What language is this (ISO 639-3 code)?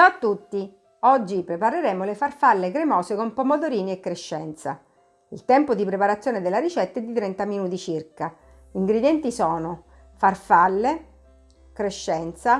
ita